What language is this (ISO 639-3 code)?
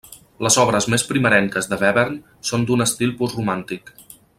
cat